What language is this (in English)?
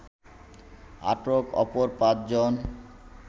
Bangla